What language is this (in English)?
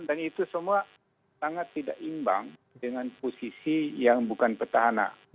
Indonesian